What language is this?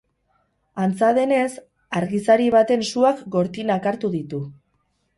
Basque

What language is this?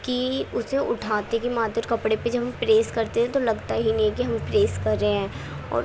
Urdu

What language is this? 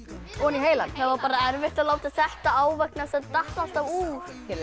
Icelandic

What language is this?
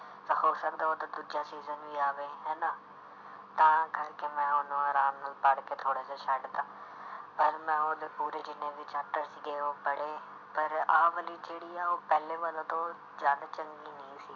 Punjabi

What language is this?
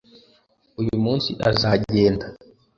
Kinyarwanda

